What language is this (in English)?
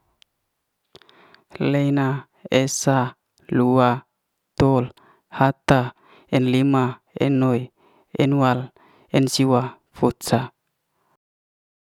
Liana-Seti